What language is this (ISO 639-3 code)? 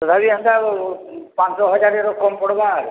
ori